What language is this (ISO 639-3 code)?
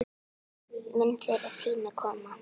isl